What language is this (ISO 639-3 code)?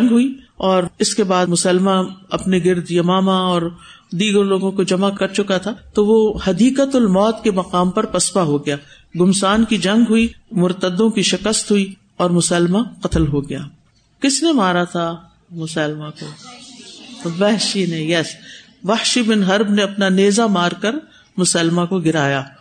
urd